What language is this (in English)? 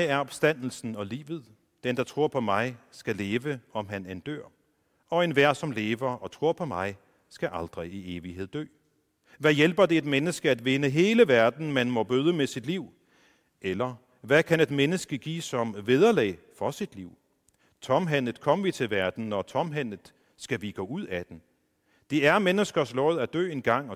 Danish